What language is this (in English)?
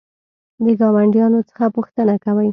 Pashto